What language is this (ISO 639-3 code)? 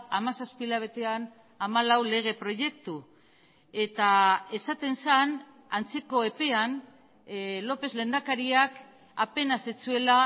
eus